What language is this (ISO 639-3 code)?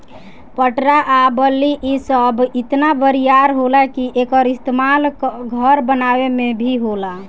bho